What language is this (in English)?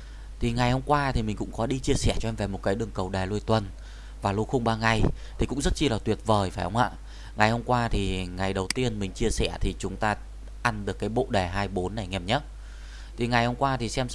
Vietnamese